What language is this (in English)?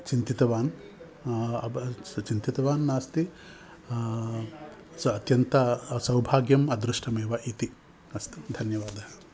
Sanskrit